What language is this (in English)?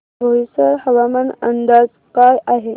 Marathi